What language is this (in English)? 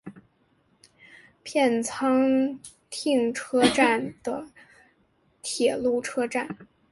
Chinese